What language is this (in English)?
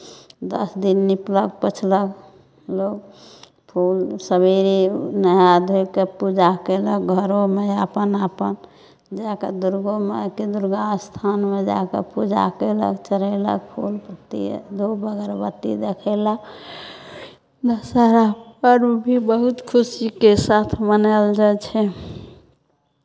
Maithili